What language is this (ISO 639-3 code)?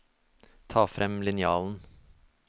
nor